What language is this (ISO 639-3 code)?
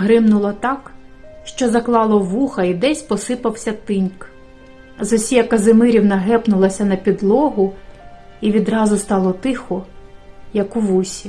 ukr